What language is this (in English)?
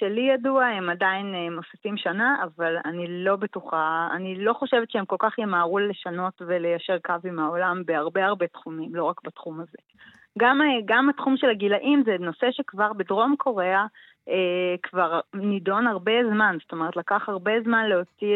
Hebrew